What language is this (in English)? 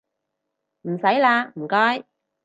Cantonese